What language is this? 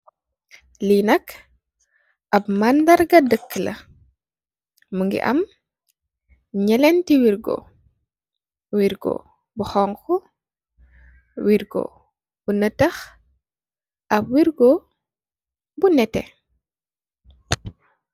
Wolof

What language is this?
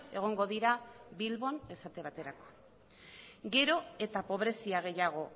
Basque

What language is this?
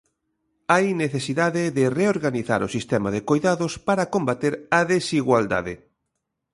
Galician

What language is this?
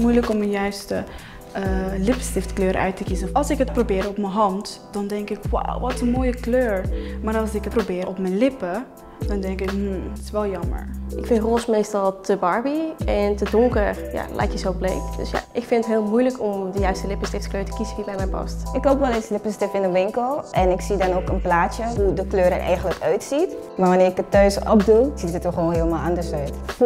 Dutch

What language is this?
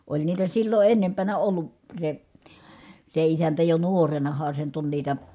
Finnish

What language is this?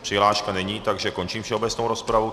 Czech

